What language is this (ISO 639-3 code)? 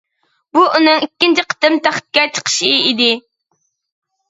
uig